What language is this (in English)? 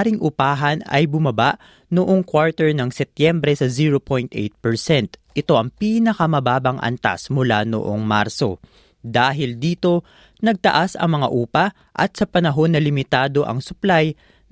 Filipino